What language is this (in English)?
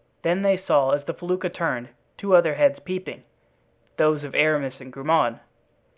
English